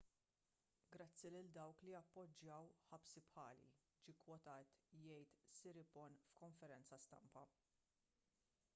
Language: Maltese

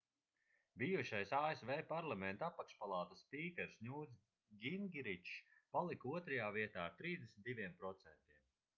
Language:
Latvian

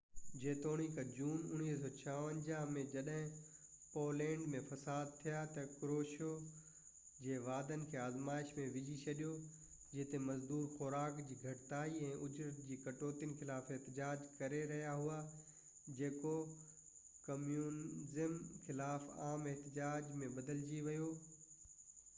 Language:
Sindhi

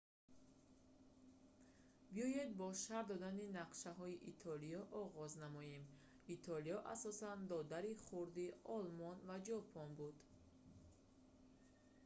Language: Tajik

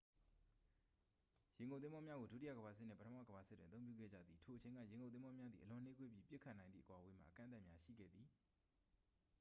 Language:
Burmese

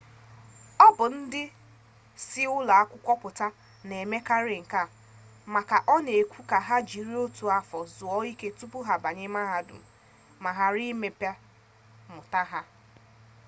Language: Igbo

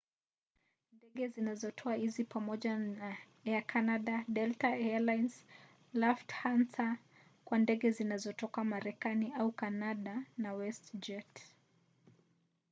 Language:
Swahili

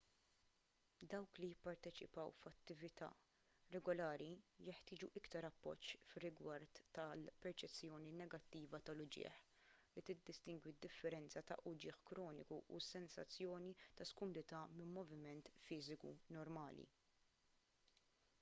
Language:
Maltese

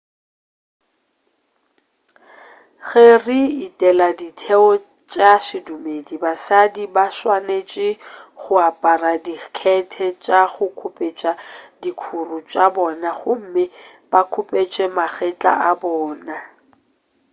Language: Northern Sotho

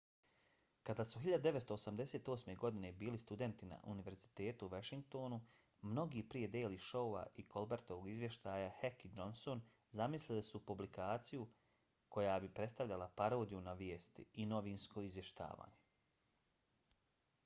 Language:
Bosnian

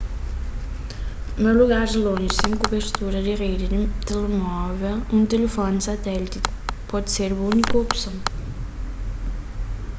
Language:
Kabuverdianu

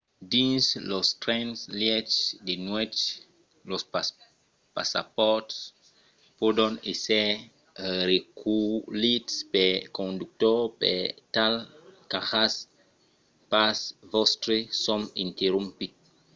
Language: Occitan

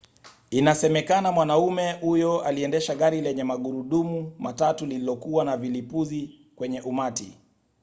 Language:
Swahili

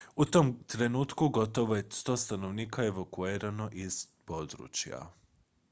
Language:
Croatian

